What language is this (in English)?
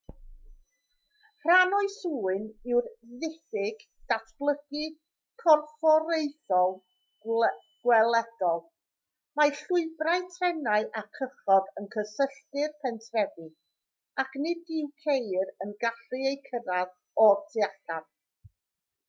Welsh